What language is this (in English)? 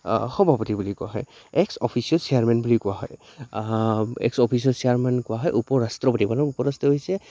Assamese